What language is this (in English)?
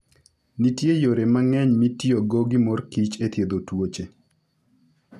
Luo (Kenya and Tanzania)